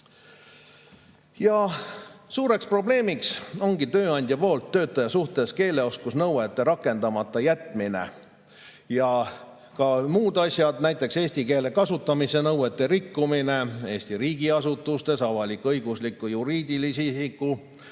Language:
Estonian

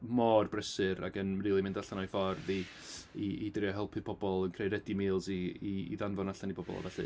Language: Welsh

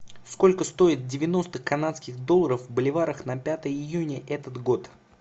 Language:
Russian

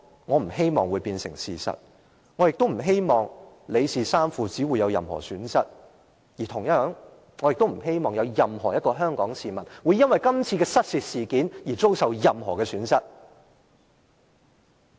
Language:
Cantonese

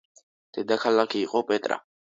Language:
Georgian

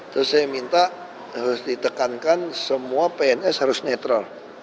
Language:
Indonesian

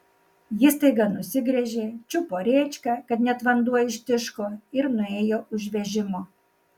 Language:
Lithuanian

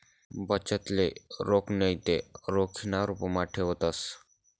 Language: Marathi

